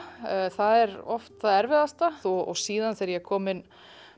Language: Icelandic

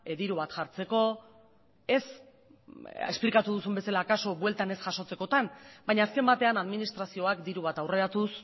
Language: Basque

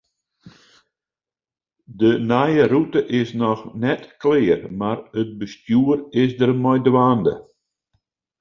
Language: Western Frisian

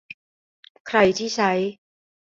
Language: Thai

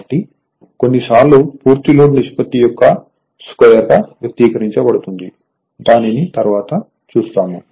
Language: Telugu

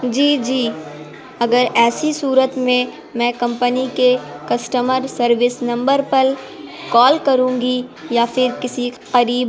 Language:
Urdu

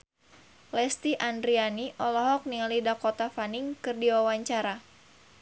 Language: Sundanese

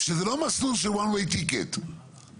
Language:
Hebrew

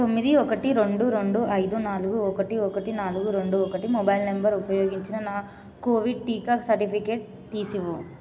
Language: Telugu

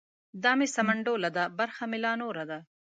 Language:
Pashto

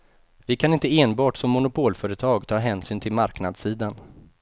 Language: Swedish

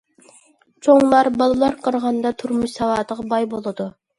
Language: Uyghur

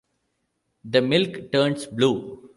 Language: English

